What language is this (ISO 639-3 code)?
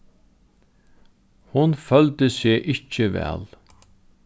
fao